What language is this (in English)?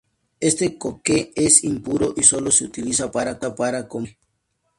Spanish